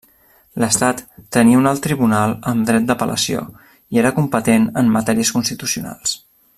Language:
Catalan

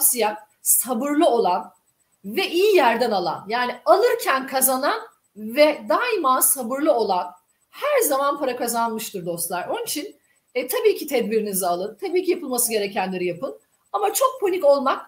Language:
Turkish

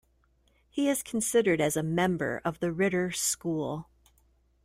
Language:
English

